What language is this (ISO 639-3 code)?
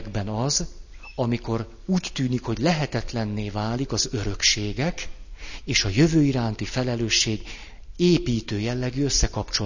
hun